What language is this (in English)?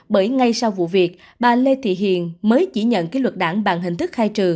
Vietnamese